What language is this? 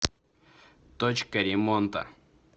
Russian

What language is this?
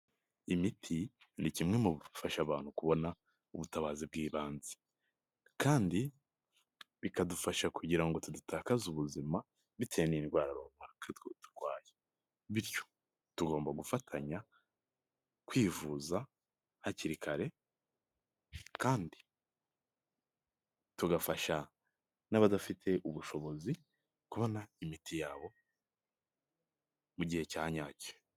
Kinyarwanda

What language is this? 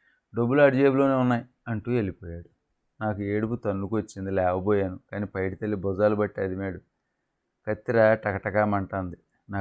Telugu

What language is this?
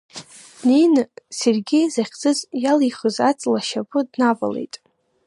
Abkhazian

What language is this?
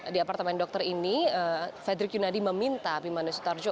Indonesian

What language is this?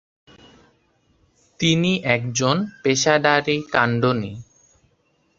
Bangla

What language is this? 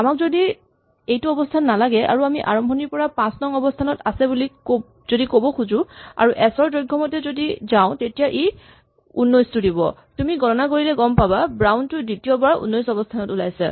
Assamese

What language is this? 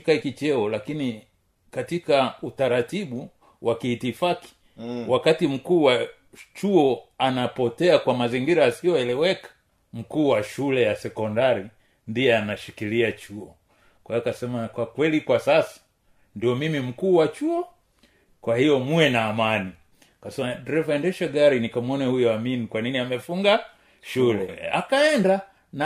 Swahili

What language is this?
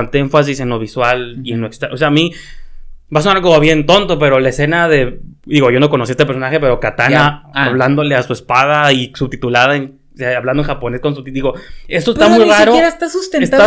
Spanish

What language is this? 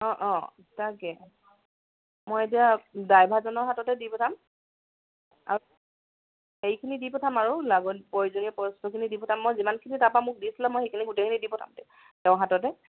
Assamese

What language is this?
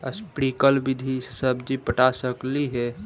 Magahi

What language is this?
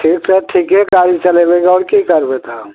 Maithili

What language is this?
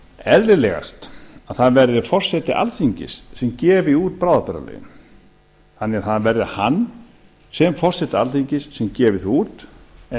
Icelandic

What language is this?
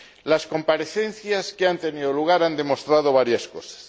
Spanish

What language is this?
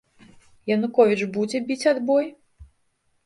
Belarusian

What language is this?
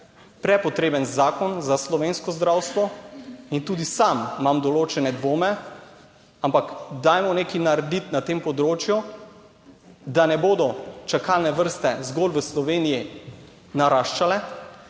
Slovenian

